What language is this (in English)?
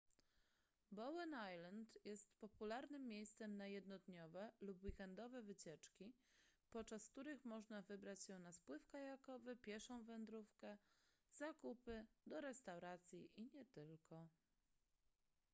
Polish